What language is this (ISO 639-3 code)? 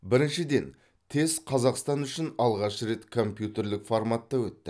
kaz